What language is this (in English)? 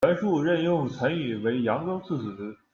Chinese